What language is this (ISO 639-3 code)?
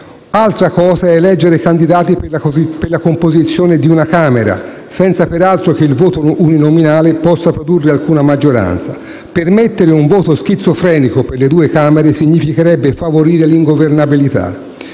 ita